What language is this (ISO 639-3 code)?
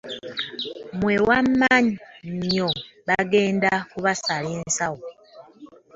lug